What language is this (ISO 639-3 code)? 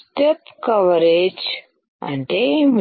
tel